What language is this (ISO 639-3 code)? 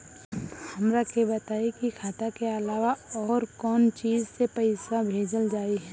bho